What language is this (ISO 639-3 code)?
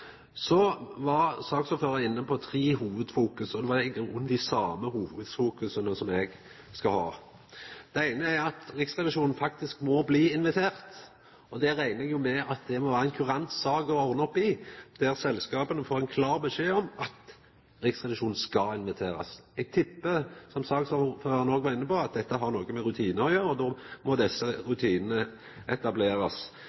nno